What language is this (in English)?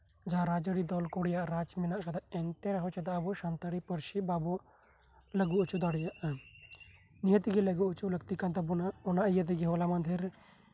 Santali